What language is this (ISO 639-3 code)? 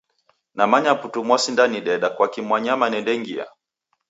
dav